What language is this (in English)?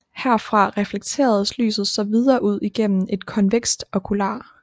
Danish